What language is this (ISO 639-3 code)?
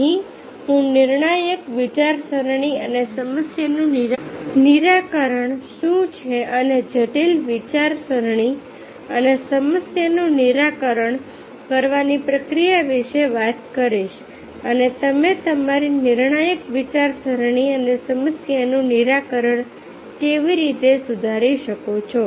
guj